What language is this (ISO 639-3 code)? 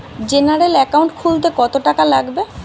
ben